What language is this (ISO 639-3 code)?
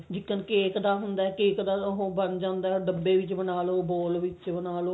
pan